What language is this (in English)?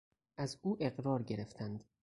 Persian